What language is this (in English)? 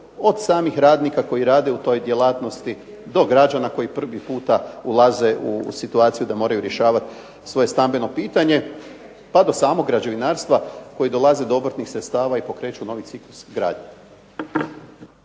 Croatian